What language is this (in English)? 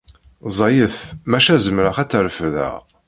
Kabyle